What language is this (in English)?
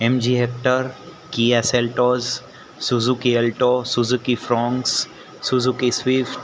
Gujarati